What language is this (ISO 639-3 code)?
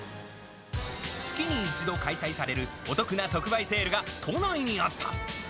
jpn